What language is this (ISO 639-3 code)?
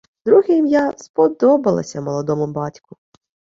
ukr